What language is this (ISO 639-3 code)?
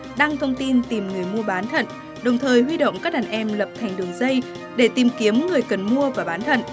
vie